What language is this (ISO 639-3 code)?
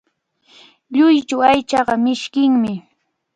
qvl